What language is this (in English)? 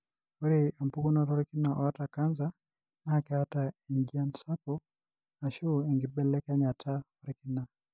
Masai